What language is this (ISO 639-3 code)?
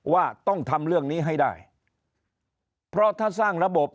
tha